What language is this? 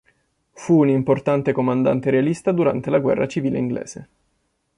Italian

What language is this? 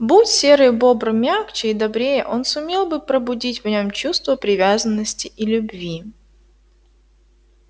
Russian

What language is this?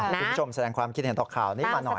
Thai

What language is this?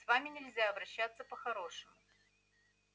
Russian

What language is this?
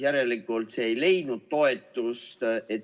Estonian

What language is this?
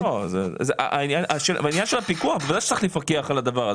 Hebrew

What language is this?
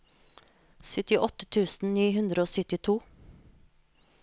Norwegian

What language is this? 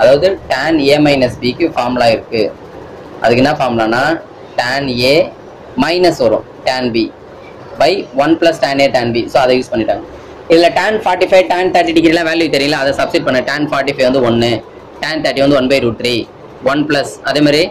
Hindi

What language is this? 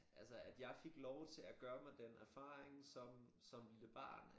Danish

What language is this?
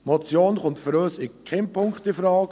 Swiss German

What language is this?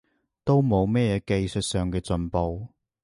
Cantonese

